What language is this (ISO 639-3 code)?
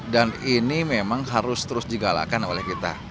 ind